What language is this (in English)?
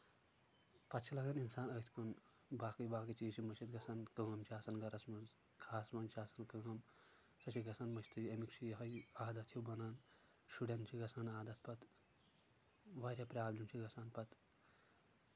Kashmiri